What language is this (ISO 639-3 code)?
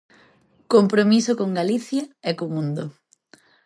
glg